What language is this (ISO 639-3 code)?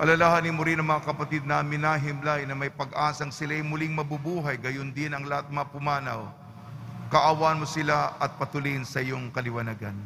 fil